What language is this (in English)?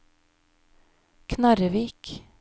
Norwegian